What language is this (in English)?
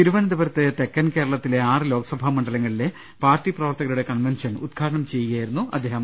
Malayalam